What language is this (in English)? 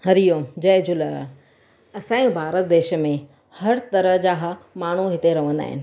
Sindhi